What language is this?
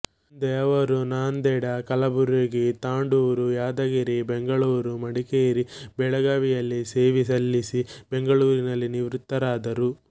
Kannada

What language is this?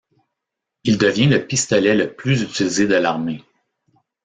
French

